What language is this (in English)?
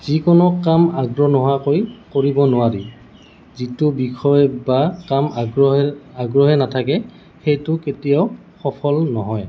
Assamese